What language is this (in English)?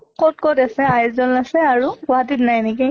Assamese